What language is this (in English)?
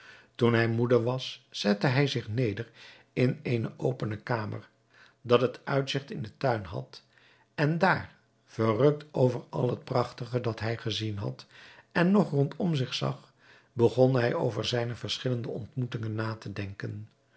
Dutch